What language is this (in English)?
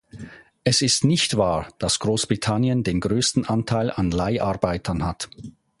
German